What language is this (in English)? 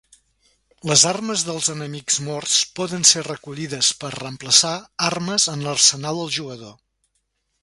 Catalan